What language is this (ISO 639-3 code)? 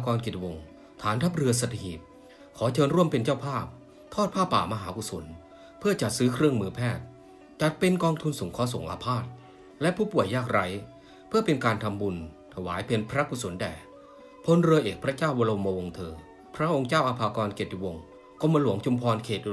tha